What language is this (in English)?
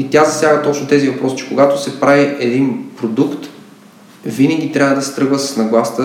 Bulgarian